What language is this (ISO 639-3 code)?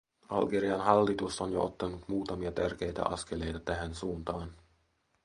fin